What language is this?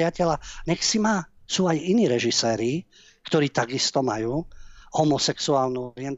Slovak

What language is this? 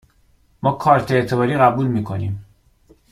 Persian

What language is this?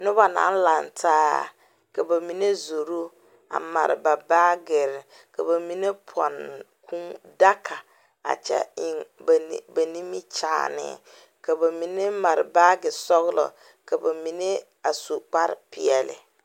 Southern Dagaare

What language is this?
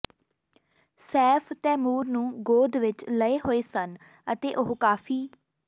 Punjabi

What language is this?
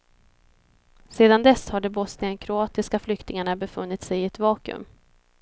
Swedish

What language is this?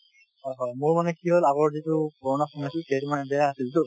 Assamese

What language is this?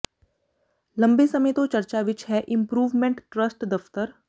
Punjabi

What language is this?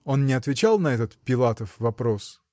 Russian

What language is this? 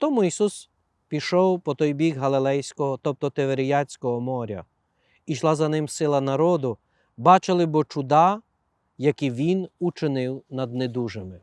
Ukrainian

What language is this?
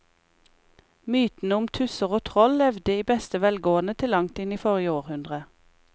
Norwegian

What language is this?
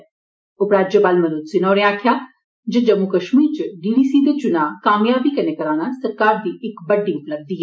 Dogri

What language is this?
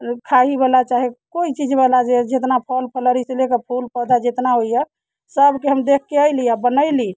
Maithili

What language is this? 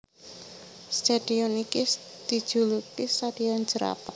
Javanese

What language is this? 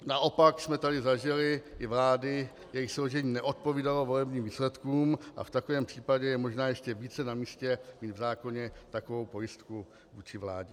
Czech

